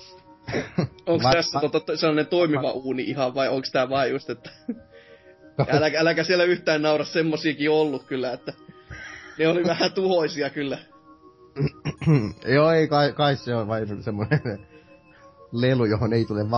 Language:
Finnish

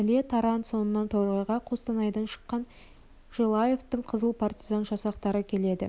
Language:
Kazakh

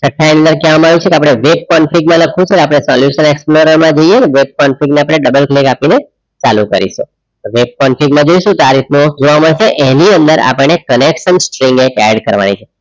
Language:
Gujarati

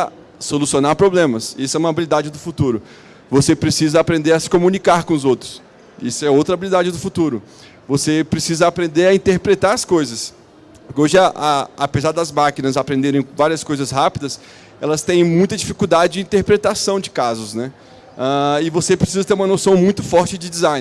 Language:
Portuguese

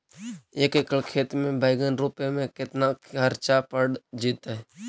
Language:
Magahi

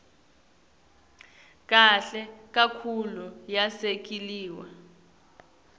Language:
Swati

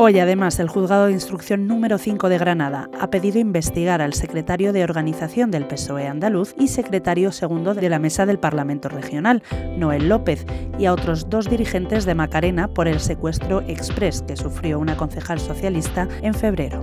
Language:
Spanish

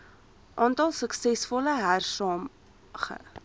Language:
Afrikaans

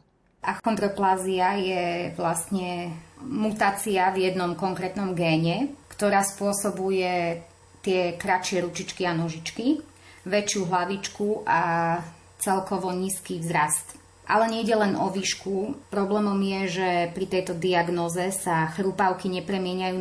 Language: Slovak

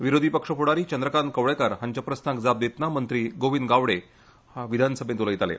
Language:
Konkani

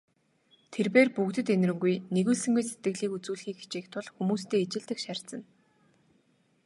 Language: Mongolian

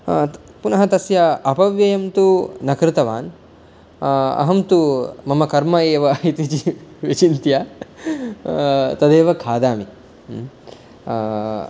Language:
Sanskrit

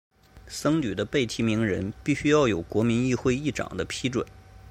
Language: Chinese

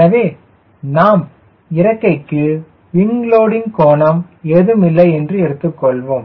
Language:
Tamil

